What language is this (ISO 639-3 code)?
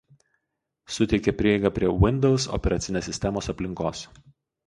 lit